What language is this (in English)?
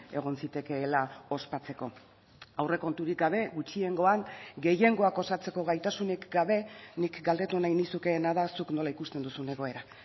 Basque